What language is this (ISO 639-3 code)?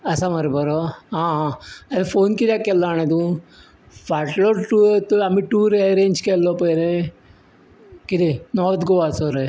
kok